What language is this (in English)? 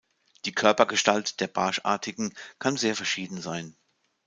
German